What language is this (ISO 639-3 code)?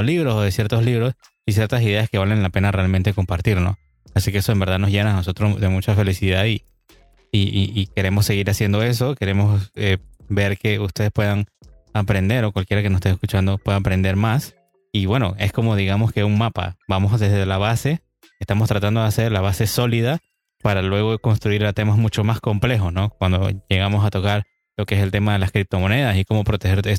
spa